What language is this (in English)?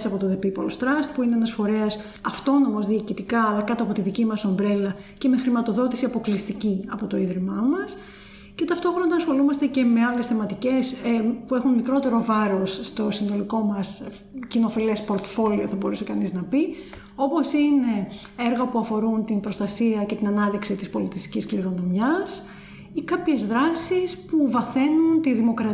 Greek